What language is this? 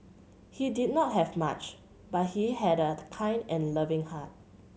English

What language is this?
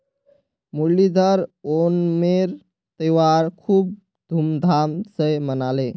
Magahi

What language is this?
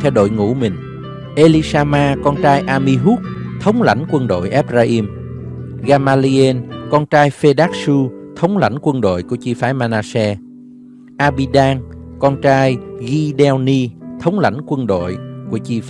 Vietnamese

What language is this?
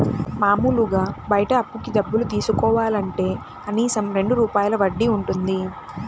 Telugu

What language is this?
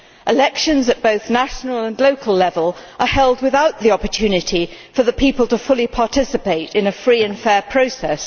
English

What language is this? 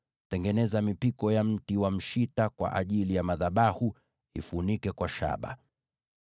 Swahili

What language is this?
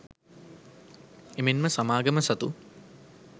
Sinhala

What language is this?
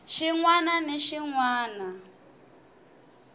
Tsonga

